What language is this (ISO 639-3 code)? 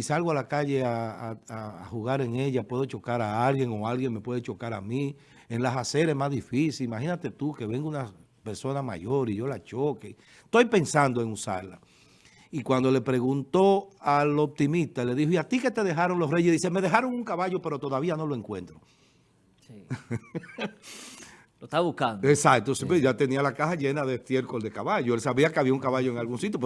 spa